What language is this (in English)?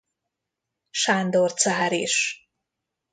Hungarian